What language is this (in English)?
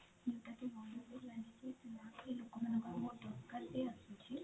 Odia